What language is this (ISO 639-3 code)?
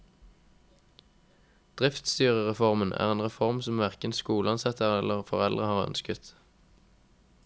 nor